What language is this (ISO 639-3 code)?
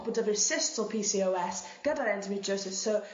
cym